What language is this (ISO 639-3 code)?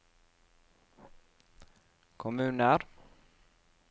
nor